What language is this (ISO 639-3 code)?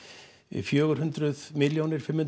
isl